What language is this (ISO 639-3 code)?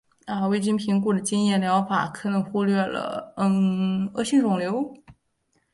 zho